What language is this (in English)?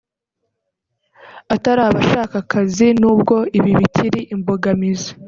Kinyarwanda